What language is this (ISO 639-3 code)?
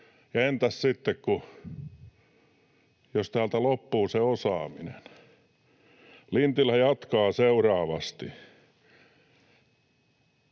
fin